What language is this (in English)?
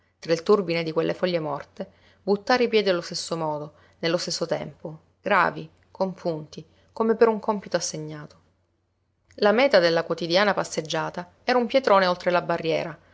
Italian